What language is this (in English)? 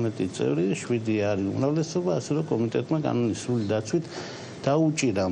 French